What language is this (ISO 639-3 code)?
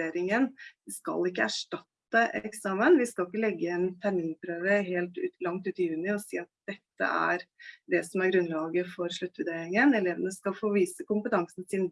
nor